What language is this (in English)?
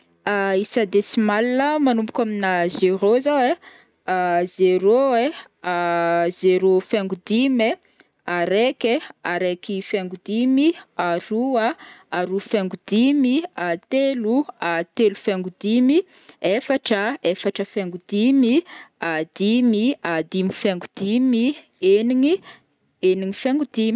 Northern Betsimisaraka Malagasy